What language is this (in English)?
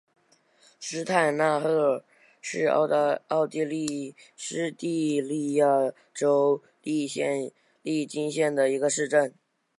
Chinese